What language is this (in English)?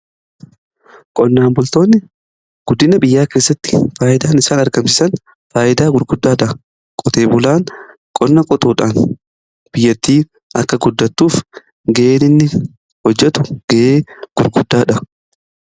Oromo